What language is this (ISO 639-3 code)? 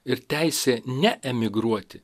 lit